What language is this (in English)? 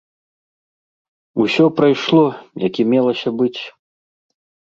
Belarusian